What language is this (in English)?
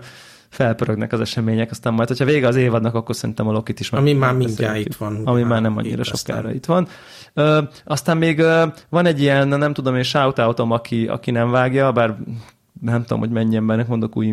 Hungarian